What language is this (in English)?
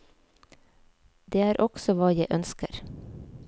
Norwegian